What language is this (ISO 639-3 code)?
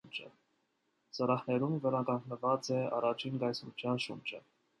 hye